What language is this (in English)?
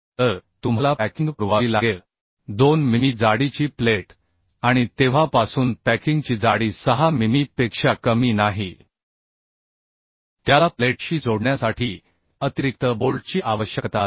Marathi